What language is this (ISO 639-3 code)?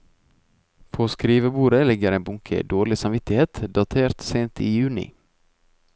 nor